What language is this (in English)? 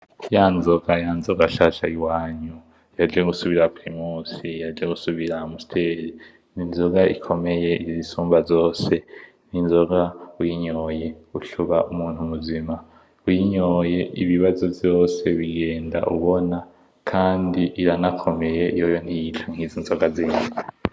Rundi